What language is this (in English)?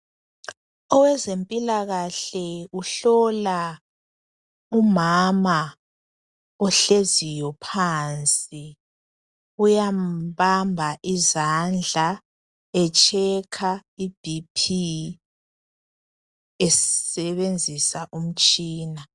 North Ndebele